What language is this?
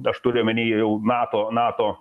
Lithuanian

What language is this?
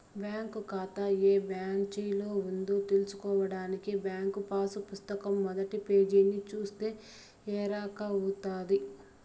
Telugu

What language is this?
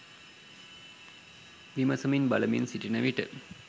Sinhala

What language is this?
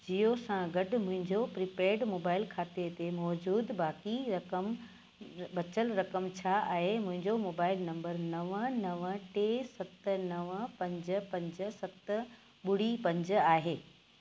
Sindhi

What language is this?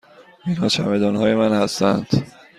Persian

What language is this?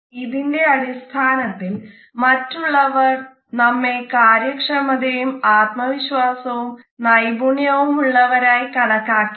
Malayalam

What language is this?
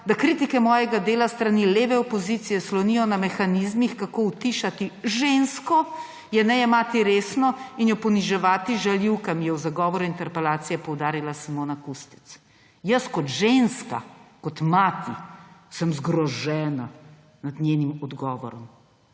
Slovenian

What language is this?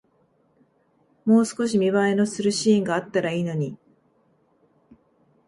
Japanese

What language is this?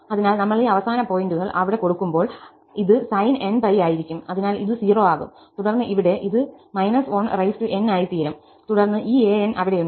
Malayalam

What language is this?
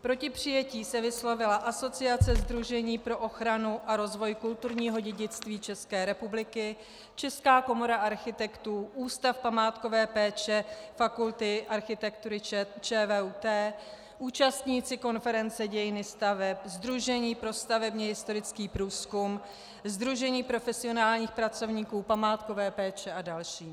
Czech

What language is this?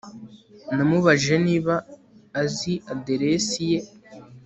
Kinyarwanda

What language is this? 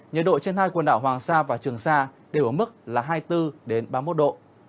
Vietnamese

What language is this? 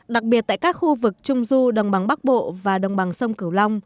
Vietnamese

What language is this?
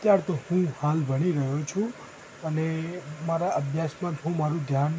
Gujarati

